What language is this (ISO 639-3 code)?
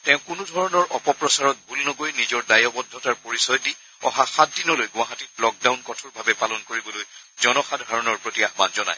asm